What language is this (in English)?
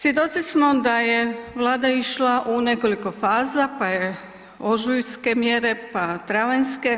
Croatian